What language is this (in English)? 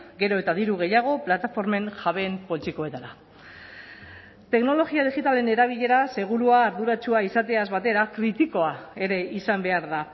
Basque